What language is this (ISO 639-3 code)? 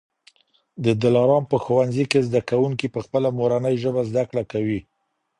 pus